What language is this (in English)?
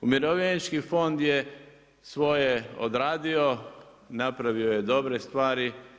Croatian